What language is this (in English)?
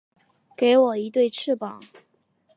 Chinese